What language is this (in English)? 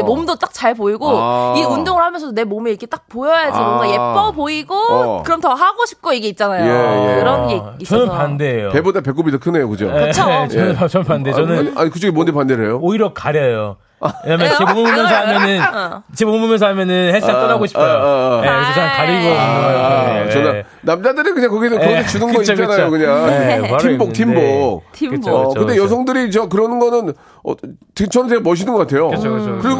Korean